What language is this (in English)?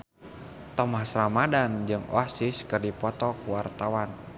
Sundanese